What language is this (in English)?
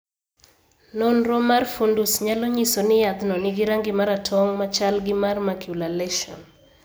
Luo (Kenya and Tanzania)